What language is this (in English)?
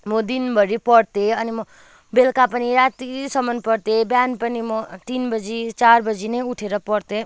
Nepali